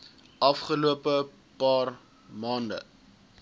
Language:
Afrikaans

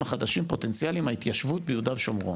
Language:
Hebrew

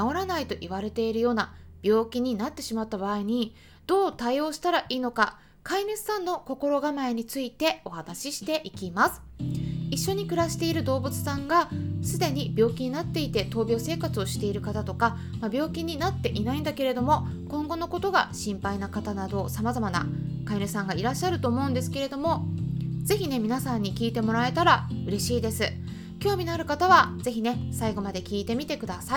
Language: Japanese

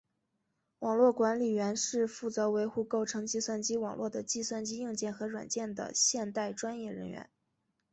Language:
Chinese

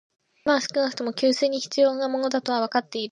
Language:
Japanese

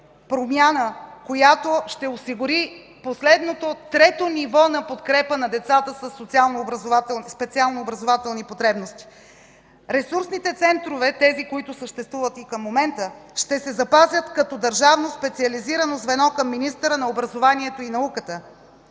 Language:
Bulgarian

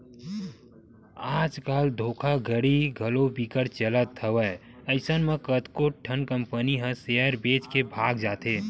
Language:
Chhattisgarhi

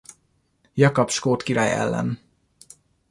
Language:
Hungarian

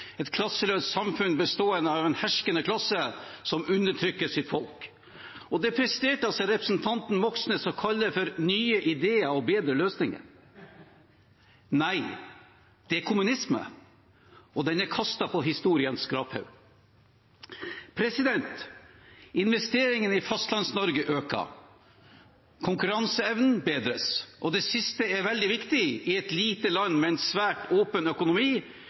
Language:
Norwegian Bokmål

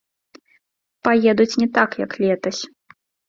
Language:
Belarusian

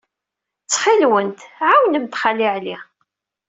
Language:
Kabyle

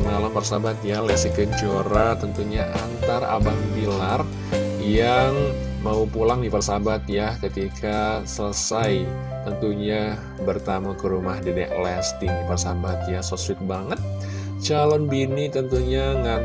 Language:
Indonesian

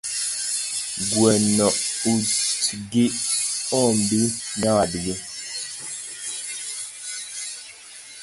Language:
Luo (Kenya and Tanzania)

